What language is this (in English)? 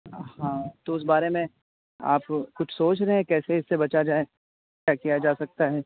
Urdu